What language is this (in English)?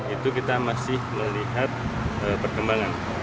Indonesian